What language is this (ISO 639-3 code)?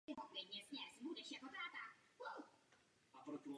ces